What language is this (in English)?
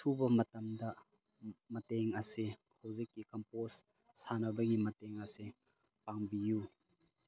Manipuri